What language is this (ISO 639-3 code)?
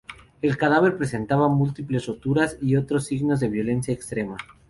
spa